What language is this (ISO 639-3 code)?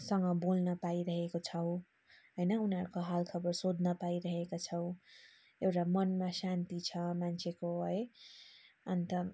nep